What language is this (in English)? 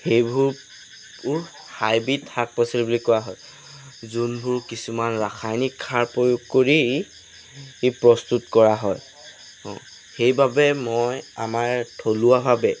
Assamese